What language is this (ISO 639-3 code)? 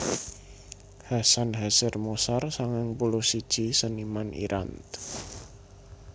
jav